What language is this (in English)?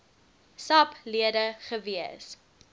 Afrikaans